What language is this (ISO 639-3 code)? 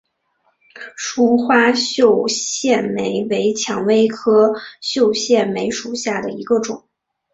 zho